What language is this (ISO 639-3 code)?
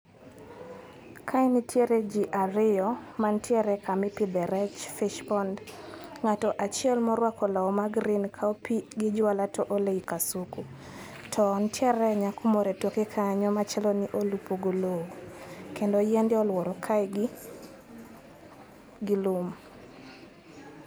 luo